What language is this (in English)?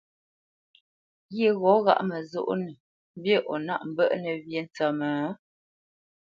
Bamenyam